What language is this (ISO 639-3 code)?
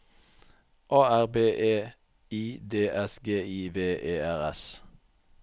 nor